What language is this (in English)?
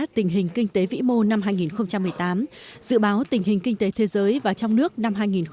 Vietnamese